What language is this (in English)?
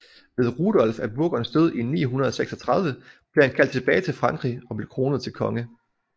Danish